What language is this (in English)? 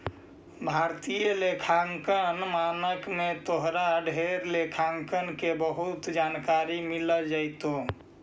Magahi